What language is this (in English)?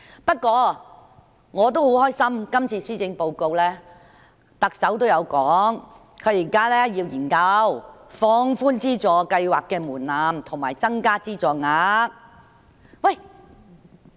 Cantonese